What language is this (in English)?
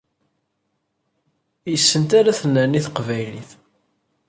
Kabyle